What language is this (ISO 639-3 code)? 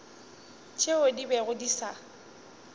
nso